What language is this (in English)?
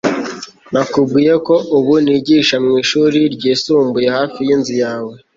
Kinyarwanda